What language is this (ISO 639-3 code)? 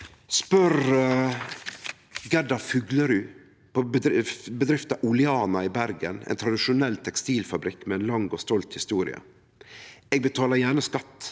nor